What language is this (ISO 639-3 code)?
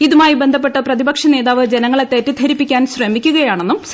mal